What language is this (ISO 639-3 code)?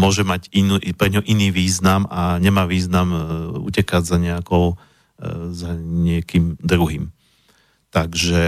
slk